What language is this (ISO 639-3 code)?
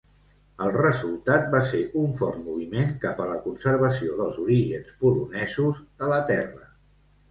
cat